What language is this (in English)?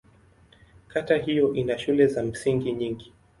Swahili